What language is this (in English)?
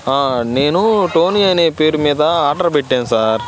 Telugu